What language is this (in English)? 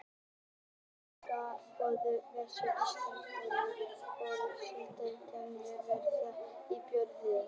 Icelandic